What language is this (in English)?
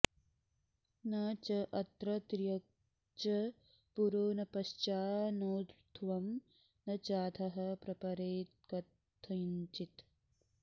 Sanskrit